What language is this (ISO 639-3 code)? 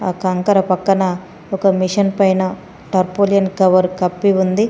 tel